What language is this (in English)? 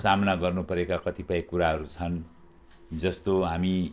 Nepali